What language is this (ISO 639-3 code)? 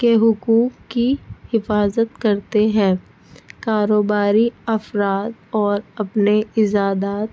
urd